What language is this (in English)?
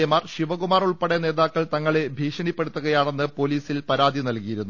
Malayalam